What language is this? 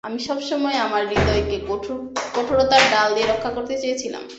Bangla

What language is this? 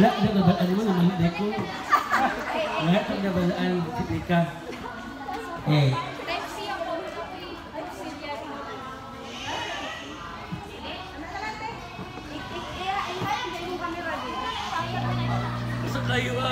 Filipino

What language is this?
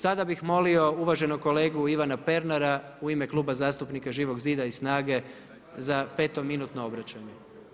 Croatian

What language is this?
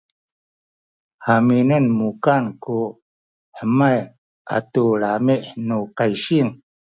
Sakizaya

